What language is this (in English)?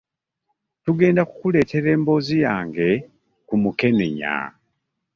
Ganda